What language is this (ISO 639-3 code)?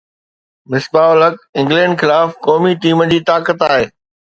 snd